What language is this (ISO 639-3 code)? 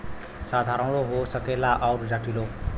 bho